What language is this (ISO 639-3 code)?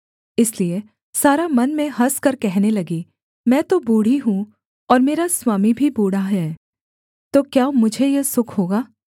hin